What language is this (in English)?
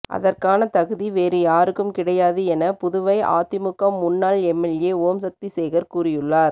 Tamil